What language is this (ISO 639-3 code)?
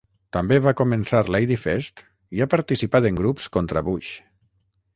cat